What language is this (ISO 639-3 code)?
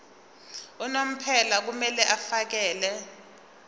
zul